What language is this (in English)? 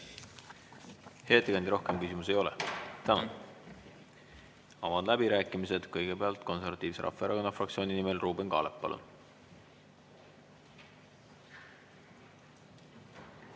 Estonian